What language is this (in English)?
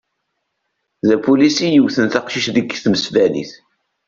Kabyle